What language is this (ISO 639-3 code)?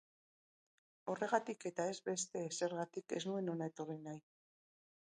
eus